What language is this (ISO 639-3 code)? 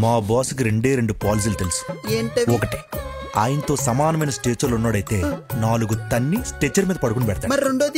tel